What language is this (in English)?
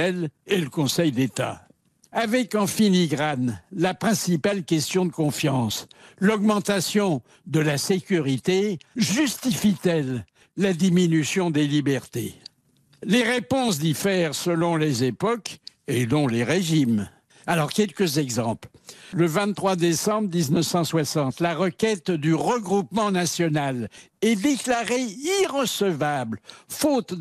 French